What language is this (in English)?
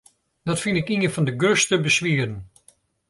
Western Frisian